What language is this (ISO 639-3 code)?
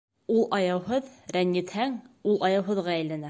bak